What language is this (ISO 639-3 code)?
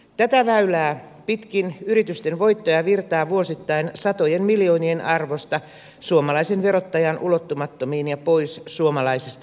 fin